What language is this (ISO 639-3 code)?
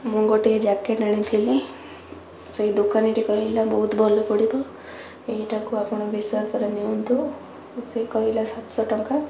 ori